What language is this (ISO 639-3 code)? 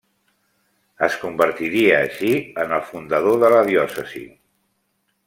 cat